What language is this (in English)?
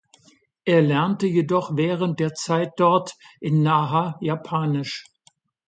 German